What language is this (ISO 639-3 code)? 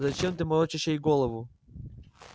rus